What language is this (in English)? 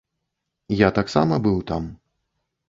Belarusian